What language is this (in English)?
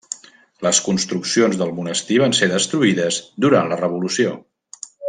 Catalan